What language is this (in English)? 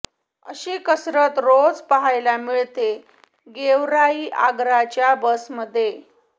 Marathi